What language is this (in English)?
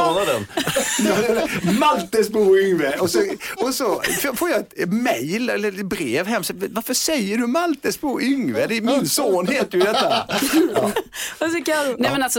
Swedish